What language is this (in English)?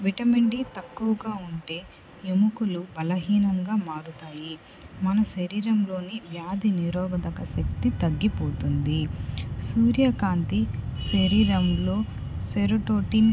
Telugu